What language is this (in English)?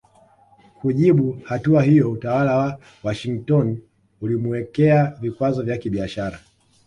Swahili